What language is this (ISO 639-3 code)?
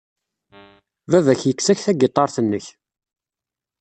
kab